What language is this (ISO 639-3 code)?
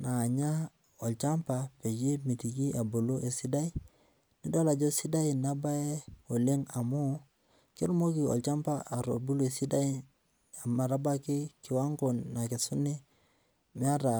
mas